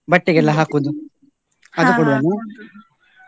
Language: Kannada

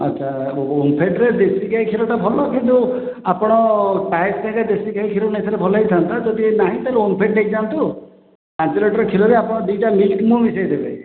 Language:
Odia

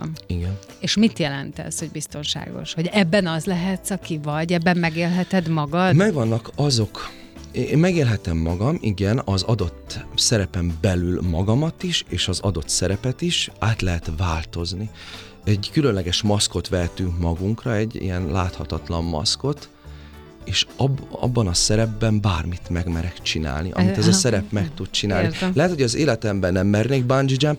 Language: Hungarian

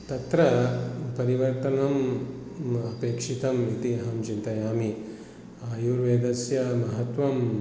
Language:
Sanskrit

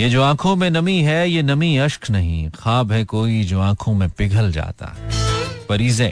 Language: Hindi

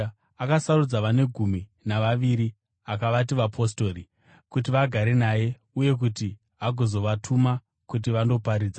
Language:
Shona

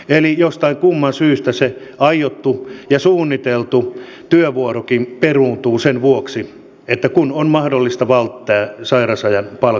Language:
Finnish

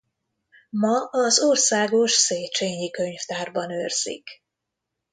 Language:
Hungarian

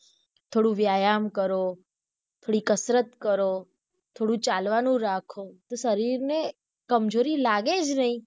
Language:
Gujarati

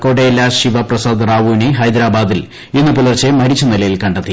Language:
Malayalam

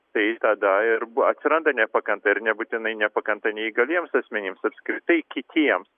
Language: Lithuanian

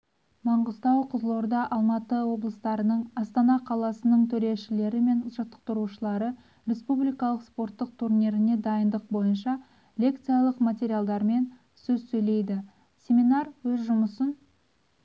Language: Kazakh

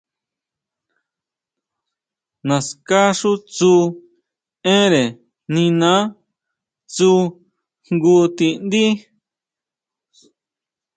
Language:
Huautla Mazatec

